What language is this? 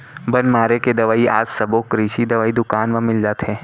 Chhattisgarhi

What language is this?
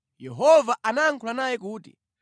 Nyanja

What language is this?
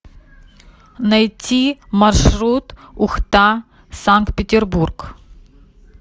Russian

